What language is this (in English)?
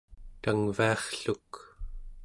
Central Yupik